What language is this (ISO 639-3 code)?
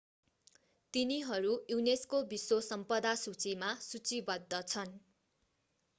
nep